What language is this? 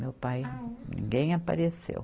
Portuguese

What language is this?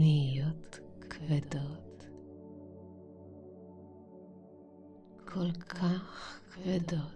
Hebrew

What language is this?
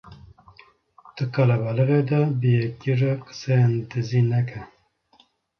Kurdish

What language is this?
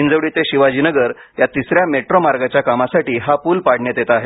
Marathi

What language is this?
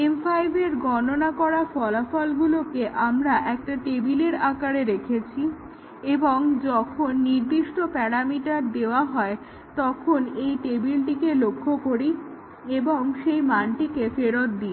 Bangla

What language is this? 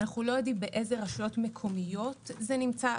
Hebrew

